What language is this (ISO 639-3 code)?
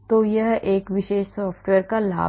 hin